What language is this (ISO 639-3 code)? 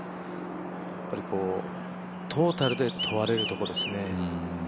jpn